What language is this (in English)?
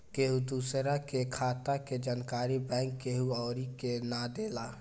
Bhojpuri